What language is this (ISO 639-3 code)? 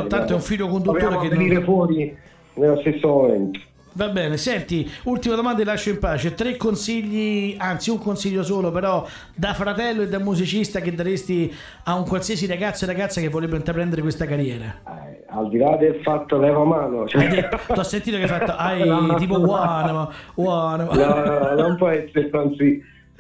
ita